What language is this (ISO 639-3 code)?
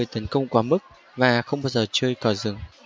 vie